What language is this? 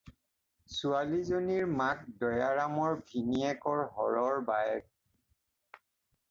Assamese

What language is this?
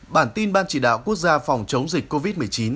Vietnamese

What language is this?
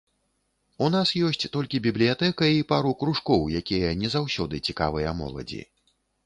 Belarusian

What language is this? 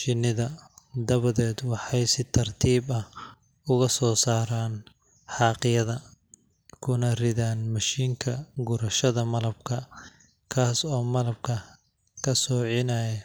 Somali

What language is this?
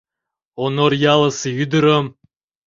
Mari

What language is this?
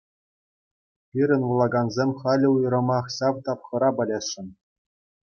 Chuvash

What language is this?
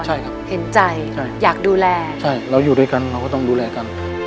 Thai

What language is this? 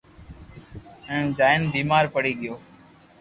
Loarki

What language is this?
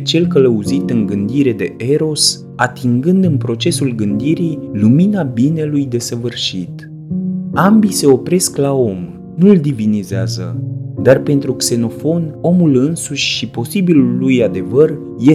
Romanian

